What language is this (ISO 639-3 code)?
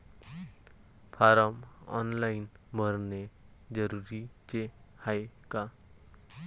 mar